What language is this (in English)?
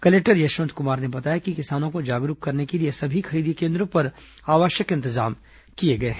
Hindi